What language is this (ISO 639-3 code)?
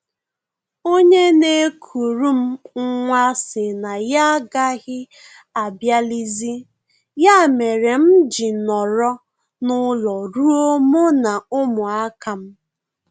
ibo